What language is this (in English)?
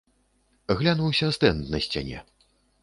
Belarusian